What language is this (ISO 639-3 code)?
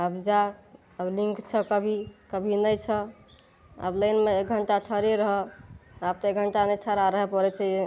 mai